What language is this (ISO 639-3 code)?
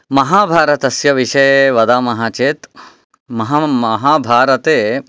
san